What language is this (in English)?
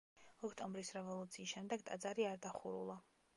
Georgian